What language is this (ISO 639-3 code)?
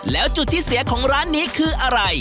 tha